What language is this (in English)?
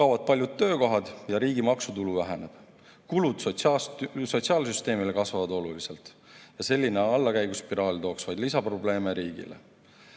Estonian